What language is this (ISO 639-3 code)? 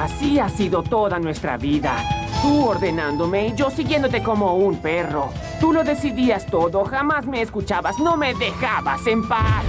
spa